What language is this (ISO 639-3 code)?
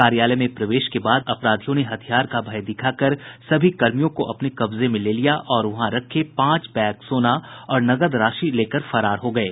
hin